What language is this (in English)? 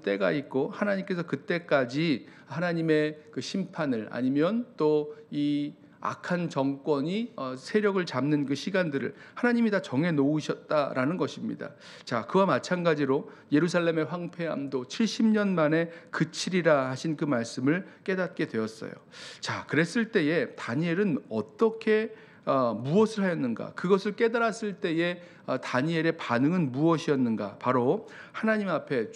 Korean